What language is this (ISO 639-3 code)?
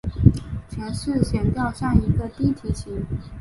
zho